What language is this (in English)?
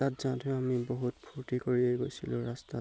Assamese